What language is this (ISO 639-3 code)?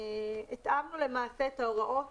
heb